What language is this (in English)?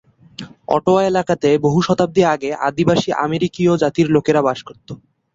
Bangla